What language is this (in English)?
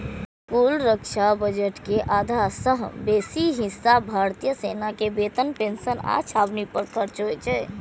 Maithili